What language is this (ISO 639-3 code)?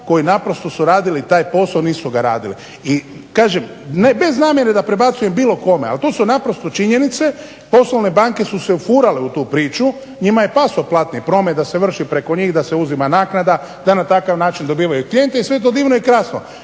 hrv